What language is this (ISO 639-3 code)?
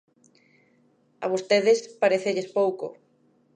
glg